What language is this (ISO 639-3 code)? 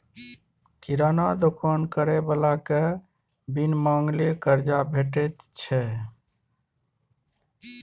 mai